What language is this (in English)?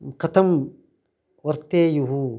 Sanskrit